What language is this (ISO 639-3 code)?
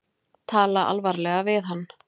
isl